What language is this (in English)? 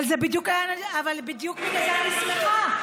Hebrew